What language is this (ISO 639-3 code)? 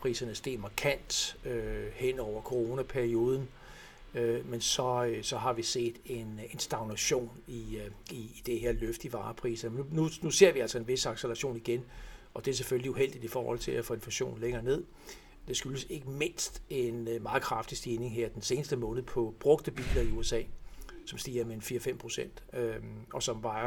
dan